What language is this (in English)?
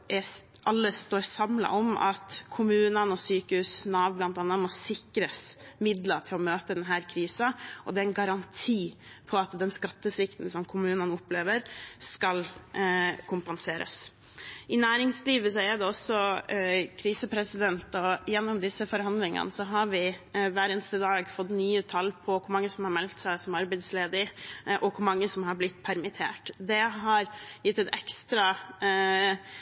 Norwegian Bokmål